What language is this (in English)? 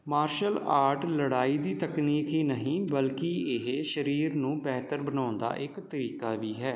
Punjabi